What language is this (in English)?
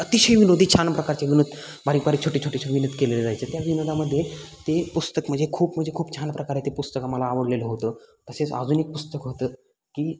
Marathi